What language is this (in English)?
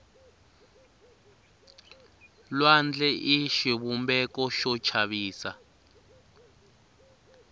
Tsonga